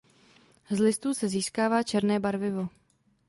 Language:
Czech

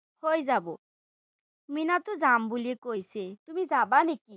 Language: Assamese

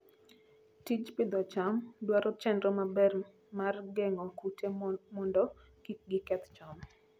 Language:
Luo (Kenya and Tanzania)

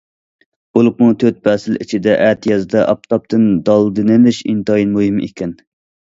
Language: Uyghur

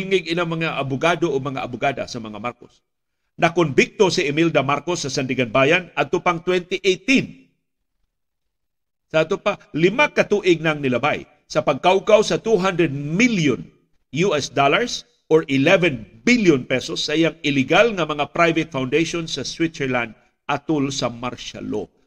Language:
Filipino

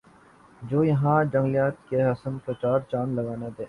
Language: Urdu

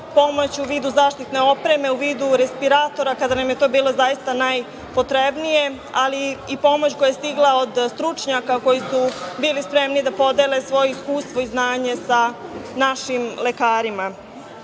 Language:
Serbian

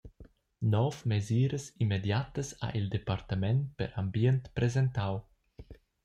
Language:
Romansh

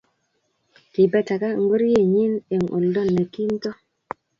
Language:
Kalenjin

